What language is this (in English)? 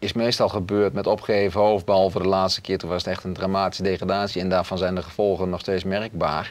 Dutch